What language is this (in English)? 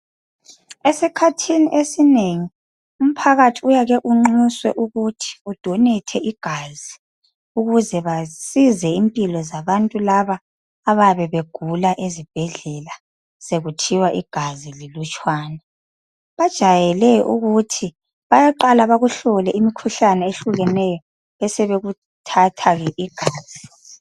North Ndebele